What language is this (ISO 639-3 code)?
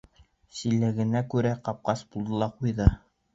bak